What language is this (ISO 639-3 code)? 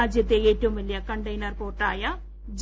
mal